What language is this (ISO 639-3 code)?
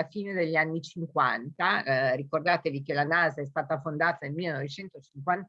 ita